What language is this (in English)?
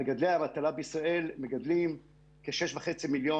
Hebrew